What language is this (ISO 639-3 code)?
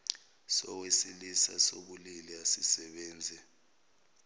zul